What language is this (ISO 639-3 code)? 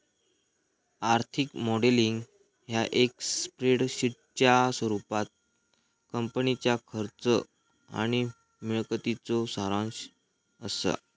mar